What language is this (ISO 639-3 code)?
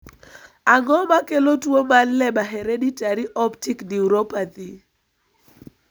luo